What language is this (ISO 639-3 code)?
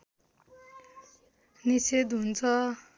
nep